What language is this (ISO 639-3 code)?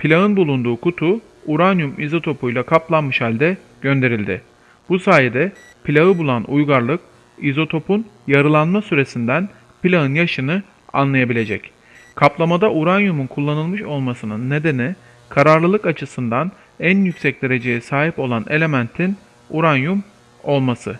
tur